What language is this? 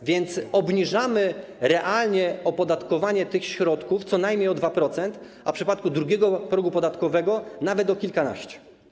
Polish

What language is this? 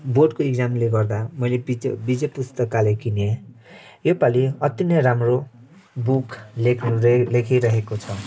Nepali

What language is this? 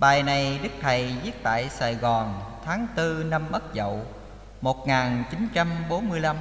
Vietnamese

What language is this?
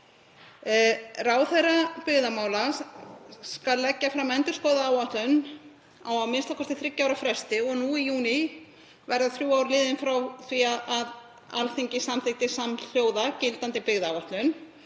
Icelandic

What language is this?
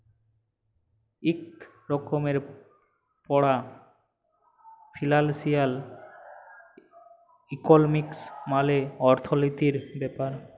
Bangla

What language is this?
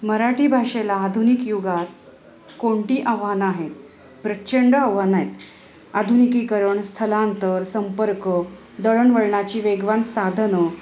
Marathi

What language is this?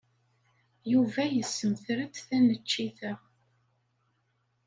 Kabyle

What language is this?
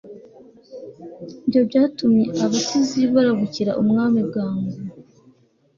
Kinyarwanda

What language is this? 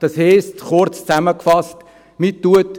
Swiss German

